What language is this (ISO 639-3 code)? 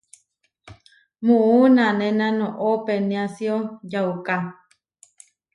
var